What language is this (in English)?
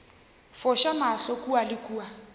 Northern Sotho